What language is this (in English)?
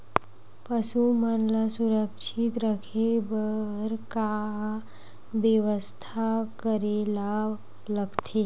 Chhattisgarhi